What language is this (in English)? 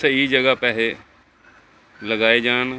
Punjabi